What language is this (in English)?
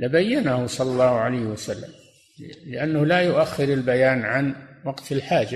Arabic